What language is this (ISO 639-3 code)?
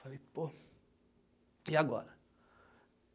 por